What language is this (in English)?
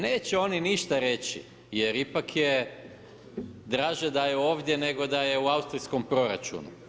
Croatian